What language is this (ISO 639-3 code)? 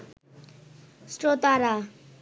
ben